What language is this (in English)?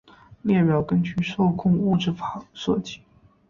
Chinese